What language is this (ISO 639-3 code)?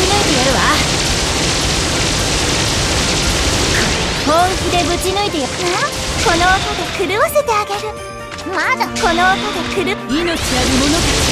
jpn